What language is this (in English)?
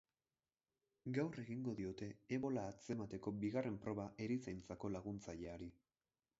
Basque